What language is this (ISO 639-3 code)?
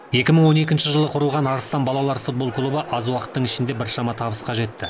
kaz